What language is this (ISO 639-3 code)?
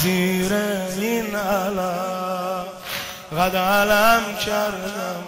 fas